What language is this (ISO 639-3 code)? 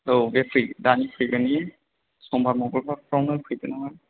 brx